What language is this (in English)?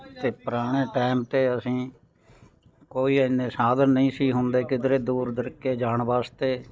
Punjabi